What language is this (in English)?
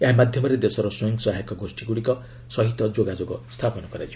Odia